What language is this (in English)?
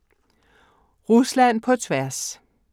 Danish